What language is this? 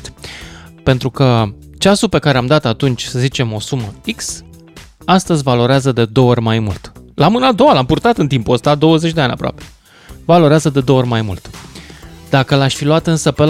Romanian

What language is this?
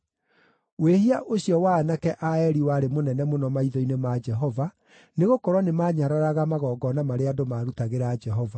Kikuyu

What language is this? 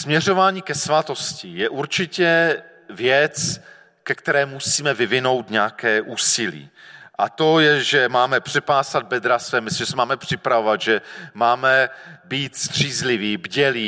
Czech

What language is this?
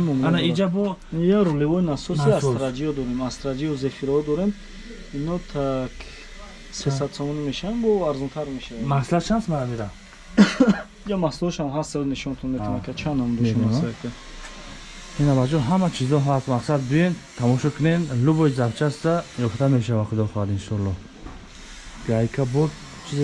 Turkish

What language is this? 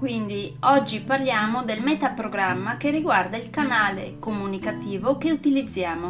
Italian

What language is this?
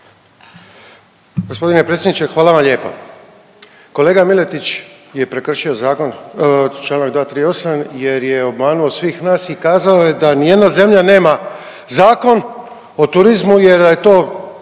Croatian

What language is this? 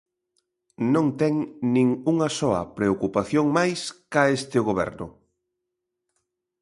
Galician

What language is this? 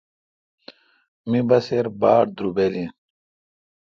Kalkoti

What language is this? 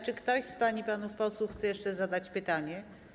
Polish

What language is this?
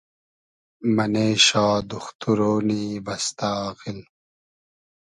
Hazaragi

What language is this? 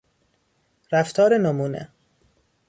Persian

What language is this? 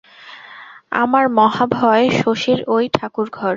Bangla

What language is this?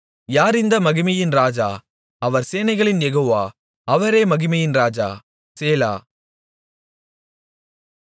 Tamil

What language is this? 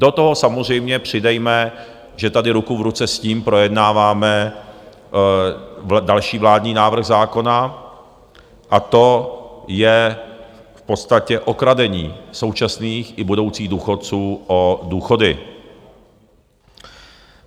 Czech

